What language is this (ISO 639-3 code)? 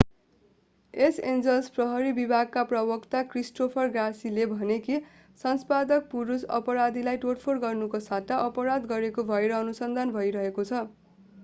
nep